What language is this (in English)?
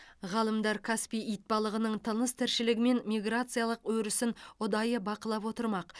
Kazakh